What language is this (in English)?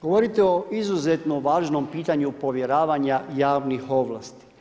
Croatian